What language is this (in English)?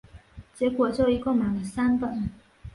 Chinese